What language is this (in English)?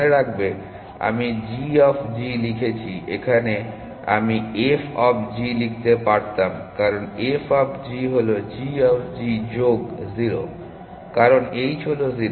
Bangla